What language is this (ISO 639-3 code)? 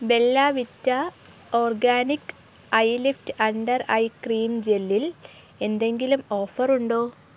mal